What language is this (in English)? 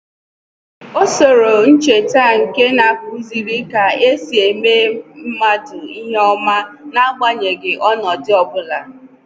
Igbo